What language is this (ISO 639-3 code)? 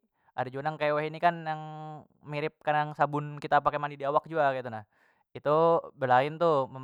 bjn